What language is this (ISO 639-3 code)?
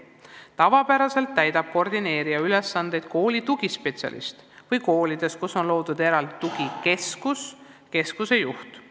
est